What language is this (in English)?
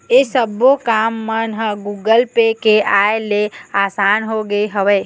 Chhattisgarhi